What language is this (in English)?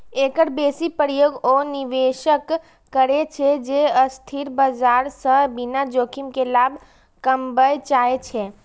Maithili